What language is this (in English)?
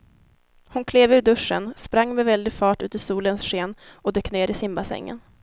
Swedish